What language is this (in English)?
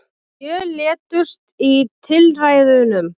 Icelandic